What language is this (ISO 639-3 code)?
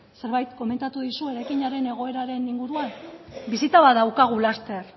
eus